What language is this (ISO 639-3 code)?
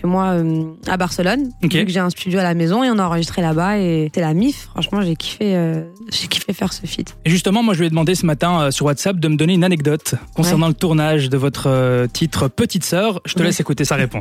fra